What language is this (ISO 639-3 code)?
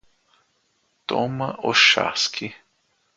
por